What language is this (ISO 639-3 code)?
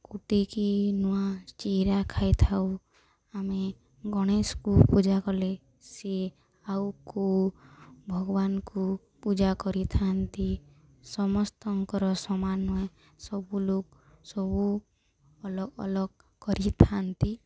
ori